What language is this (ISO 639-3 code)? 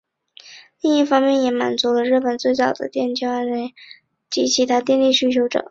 zho